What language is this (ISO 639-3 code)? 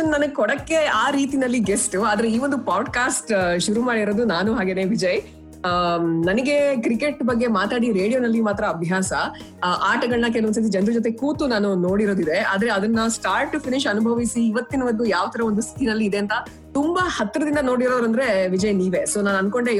kan